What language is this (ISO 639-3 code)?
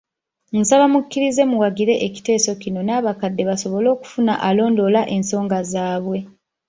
lug